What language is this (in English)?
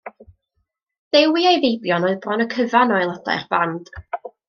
Welsh